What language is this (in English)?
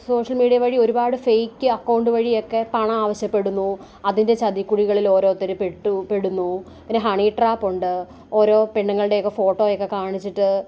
Malayalam